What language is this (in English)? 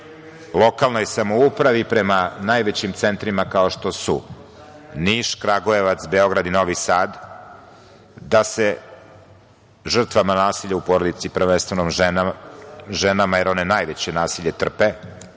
Serbian